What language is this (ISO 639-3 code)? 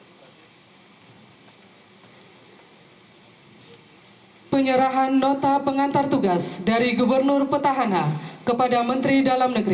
ind